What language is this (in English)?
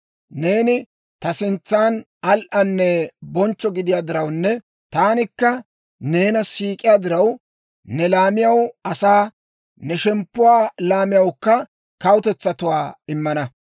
Dawro